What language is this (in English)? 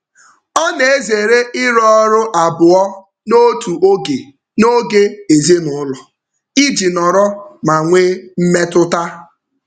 Igbo